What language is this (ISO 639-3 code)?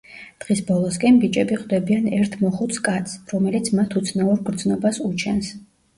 kat